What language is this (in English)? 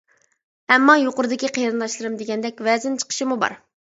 Uyghur